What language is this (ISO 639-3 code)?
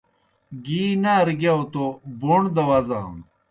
plk